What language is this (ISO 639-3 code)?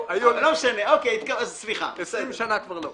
heb